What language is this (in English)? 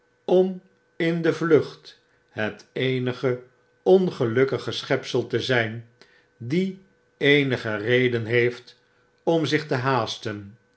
Dutch